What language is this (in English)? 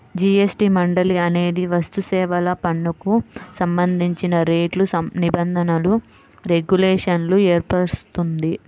Telugu